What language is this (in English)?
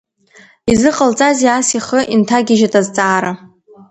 Abkhazian